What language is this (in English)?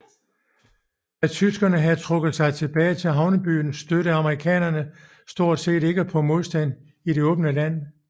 Danish